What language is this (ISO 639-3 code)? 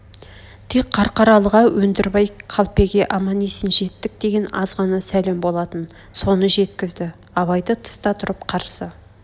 kaz